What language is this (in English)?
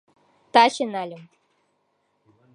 Mari